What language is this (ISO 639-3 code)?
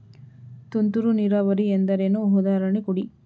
kan